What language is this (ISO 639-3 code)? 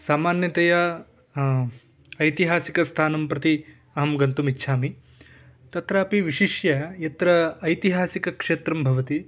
san